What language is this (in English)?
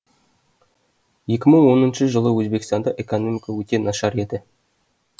Kazakh